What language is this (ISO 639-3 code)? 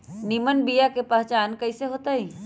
mag